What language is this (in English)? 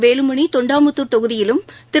Tamil